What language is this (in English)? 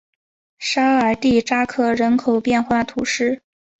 Chinese